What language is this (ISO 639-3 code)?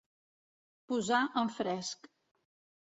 cat